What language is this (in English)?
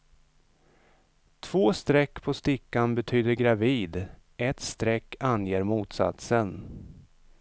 Swedish